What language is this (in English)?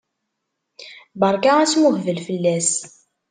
Kabyle